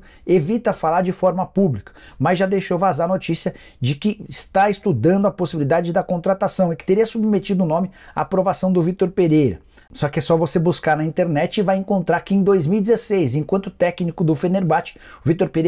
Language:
Portuguese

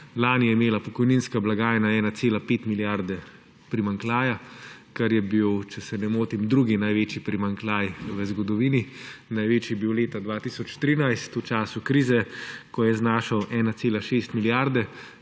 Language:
Slovenian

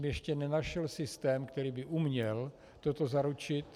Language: Czech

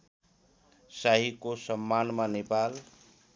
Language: Nepali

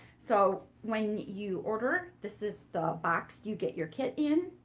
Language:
English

